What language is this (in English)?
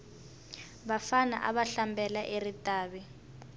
Tsonga